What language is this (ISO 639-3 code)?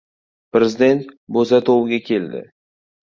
uzb